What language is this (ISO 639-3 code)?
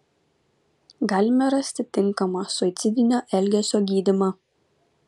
lit